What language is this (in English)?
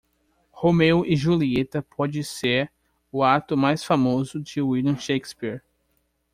Portuguese